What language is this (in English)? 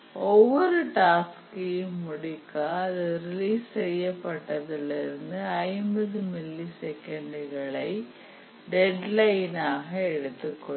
Tamil